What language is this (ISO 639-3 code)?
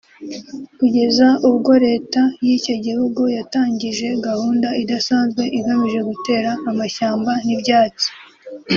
kin